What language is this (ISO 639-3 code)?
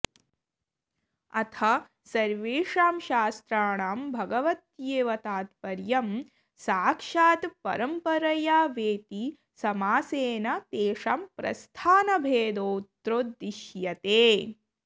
san